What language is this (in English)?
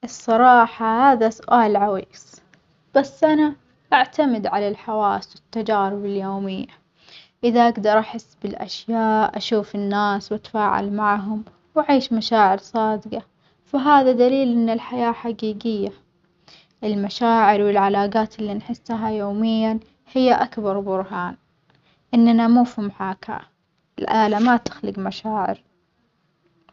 Omani Arabic